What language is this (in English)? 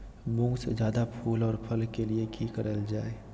Magahi